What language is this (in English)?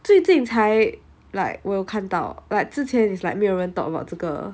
English